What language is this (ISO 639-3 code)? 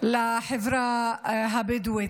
heb